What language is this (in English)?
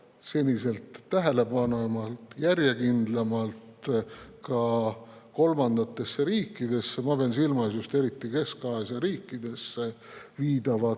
Estonian